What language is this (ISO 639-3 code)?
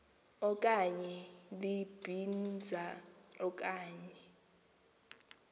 xho